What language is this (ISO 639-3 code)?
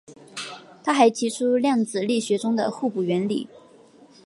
zho